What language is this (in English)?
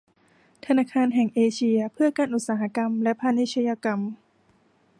Thai